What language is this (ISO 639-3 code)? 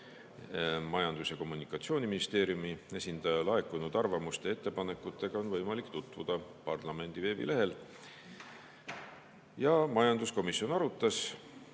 est